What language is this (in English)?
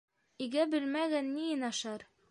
Bashkir